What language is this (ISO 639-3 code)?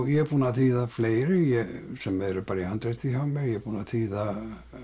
isl